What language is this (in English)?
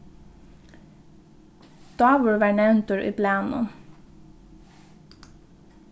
Faroese